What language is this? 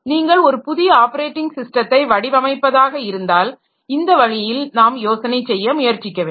Tamil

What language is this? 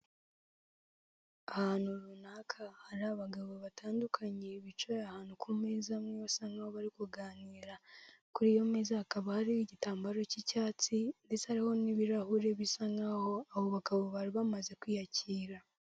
Kinyarwanda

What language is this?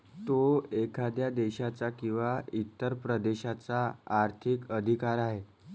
Marathi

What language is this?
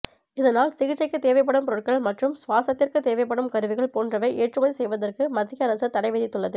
Tamil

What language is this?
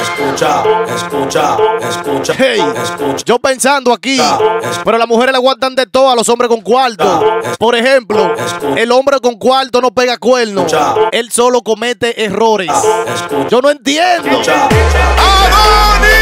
Spanish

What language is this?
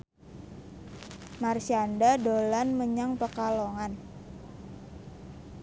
Javanese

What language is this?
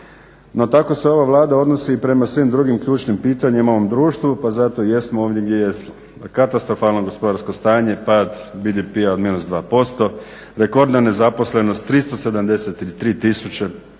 Croatian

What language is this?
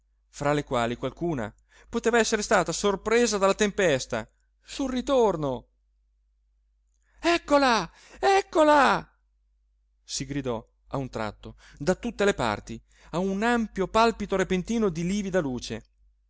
Italian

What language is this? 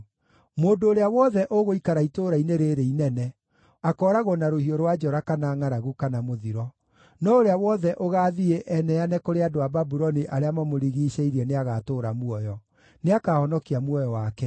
Kikuyu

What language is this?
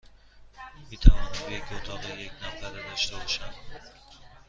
Persian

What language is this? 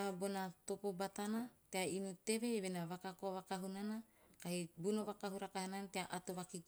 Teop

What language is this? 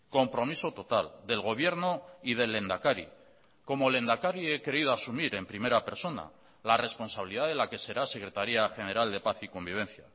Spanish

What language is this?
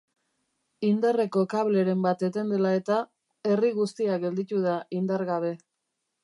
Basque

